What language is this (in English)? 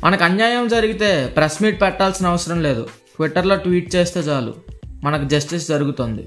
Telugu